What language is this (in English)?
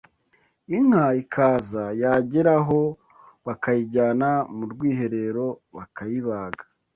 Kinyarwanda